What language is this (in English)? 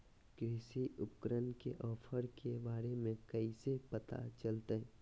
Magahi